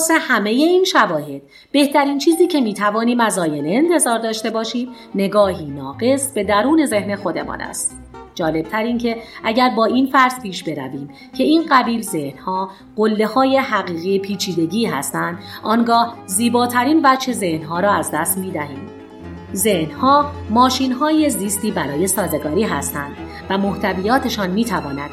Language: Persian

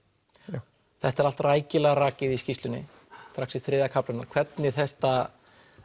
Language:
Icelandic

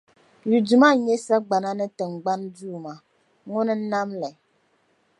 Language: Dagbani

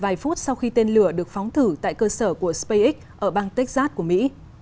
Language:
Vietnamese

